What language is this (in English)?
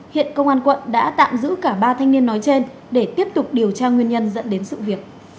Vietnamese